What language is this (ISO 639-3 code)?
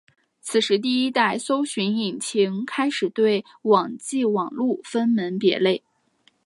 zho